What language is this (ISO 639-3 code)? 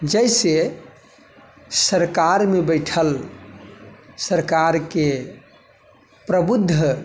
mai